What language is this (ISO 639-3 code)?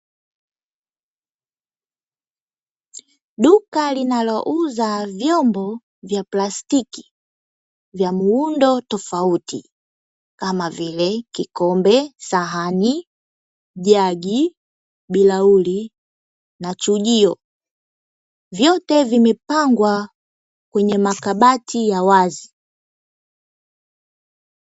swa